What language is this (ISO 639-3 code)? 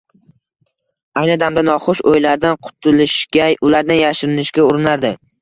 uzb